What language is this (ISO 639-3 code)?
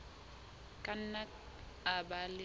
sot